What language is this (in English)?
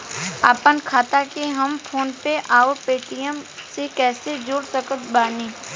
Bhojpuri